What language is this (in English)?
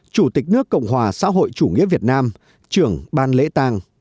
Vietnamese